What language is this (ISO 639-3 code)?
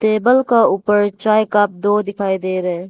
hin